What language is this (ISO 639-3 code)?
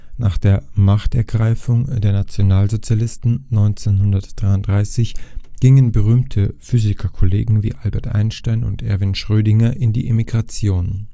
deu